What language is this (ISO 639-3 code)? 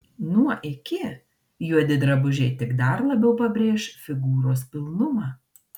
lit